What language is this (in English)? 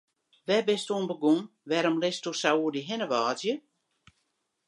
Western Frisian